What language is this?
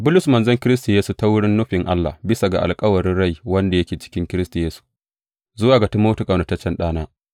Hausa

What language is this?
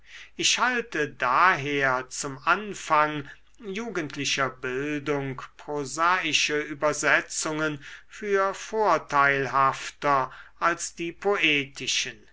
German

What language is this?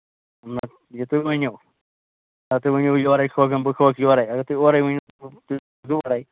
Kashmiri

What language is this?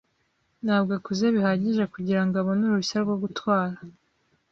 Kinyarwanda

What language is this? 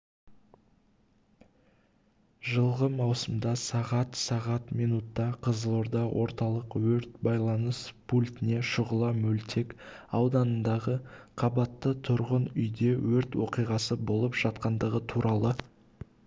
Kazakh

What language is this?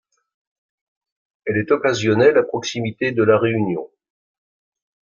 French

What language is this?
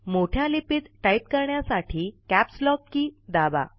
Marathi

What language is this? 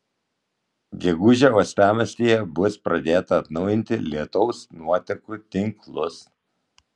Lithuanian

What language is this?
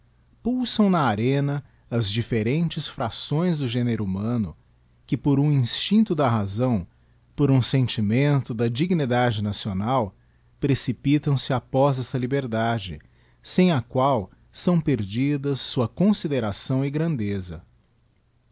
Portuguese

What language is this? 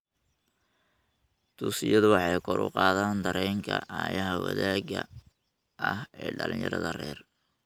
Somali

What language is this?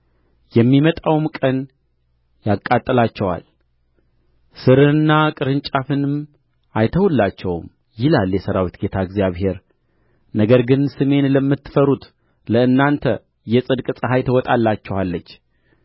Amharic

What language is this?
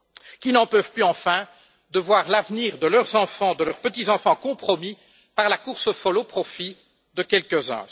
French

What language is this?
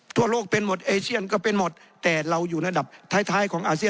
Thai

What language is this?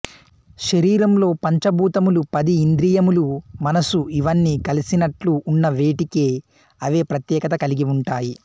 Telugu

